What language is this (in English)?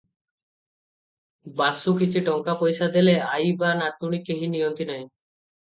Odia